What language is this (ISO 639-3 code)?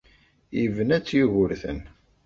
kab